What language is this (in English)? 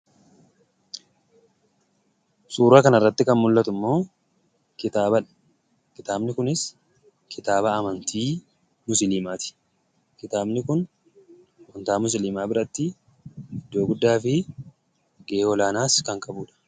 Oromo